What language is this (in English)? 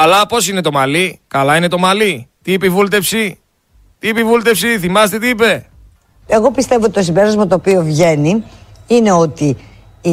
Greek